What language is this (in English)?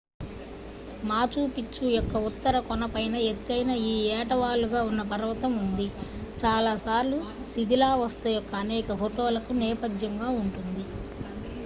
Telugu